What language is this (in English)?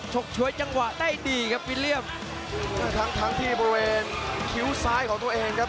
Thai